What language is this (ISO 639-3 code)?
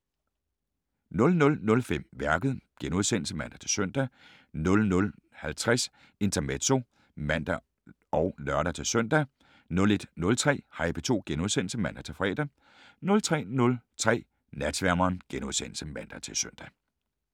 dan